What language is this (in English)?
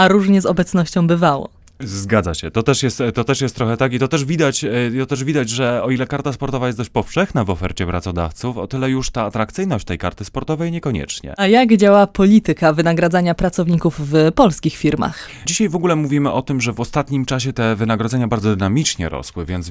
Polish